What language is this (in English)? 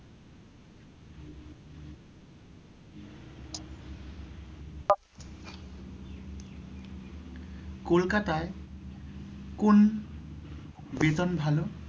Bangla